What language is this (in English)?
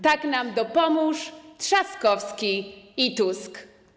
Polish